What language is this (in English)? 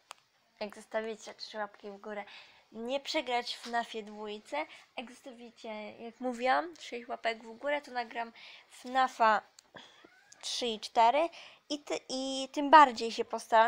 Polish